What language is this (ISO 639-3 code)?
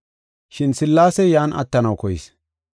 gof